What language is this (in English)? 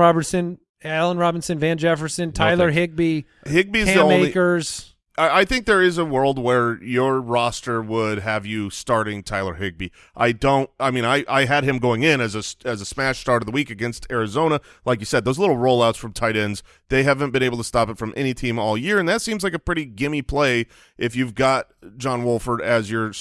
English